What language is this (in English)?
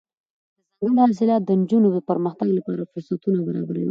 Pashto